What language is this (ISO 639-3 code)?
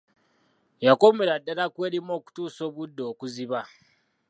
lug